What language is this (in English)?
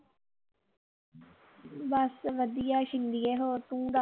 Punjabi